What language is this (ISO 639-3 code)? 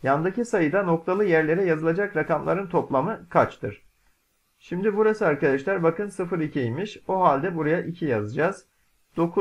tur